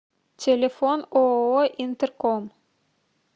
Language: Russian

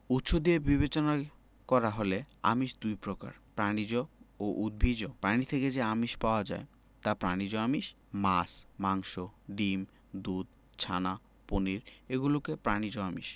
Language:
Bangla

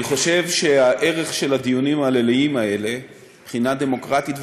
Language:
Hebrew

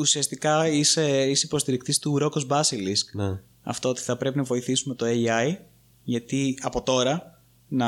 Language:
Greek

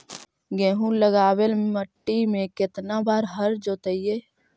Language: Magahi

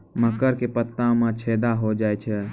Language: Maithili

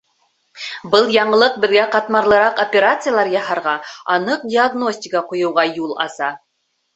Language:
Bashkir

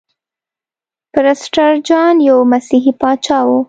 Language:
Pashto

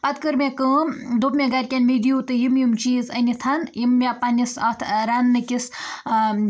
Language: Kashmiri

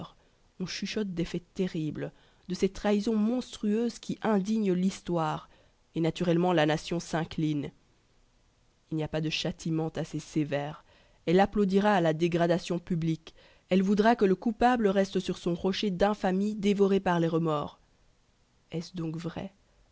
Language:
French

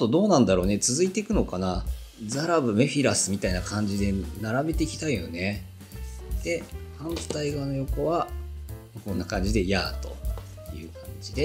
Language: Japanese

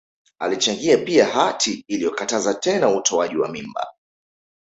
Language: Swahili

